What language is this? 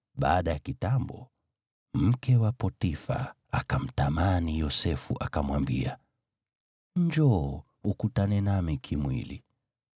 Swahili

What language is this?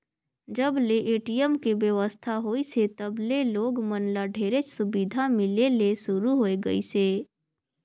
Chhattisgarhi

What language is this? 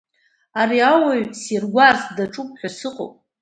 Abkhazian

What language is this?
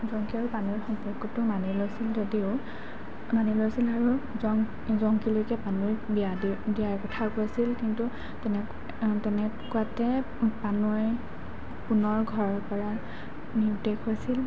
Assamese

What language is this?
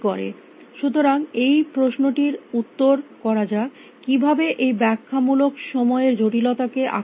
Bangla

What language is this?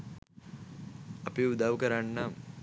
Sinhala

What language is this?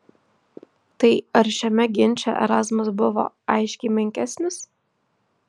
Lithuanian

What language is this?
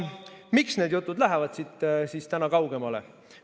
Estonian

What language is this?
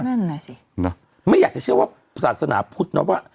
Thai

